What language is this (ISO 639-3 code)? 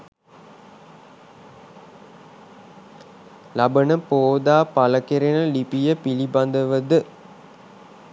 sin